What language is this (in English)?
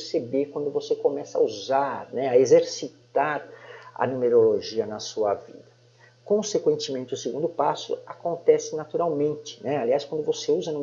Portuguese